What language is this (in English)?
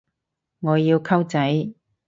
Cantonese